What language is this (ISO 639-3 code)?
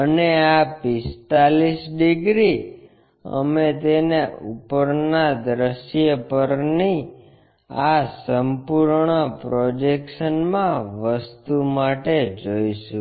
guj